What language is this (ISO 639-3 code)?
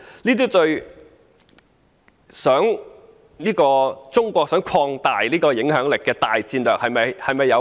yue